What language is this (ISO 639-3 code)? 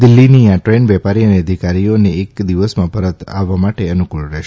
guj